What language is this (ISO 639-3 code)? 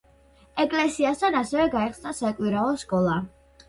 kat